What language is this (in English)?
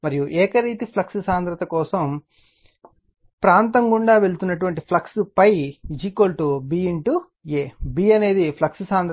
Telugu